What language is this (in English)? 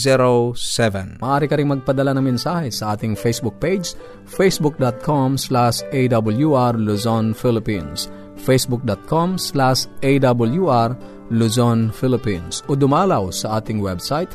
Filipino